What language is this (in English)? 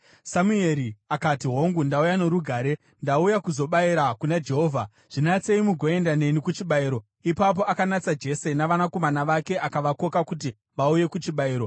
Shona